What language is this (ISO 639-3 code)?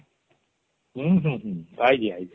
ori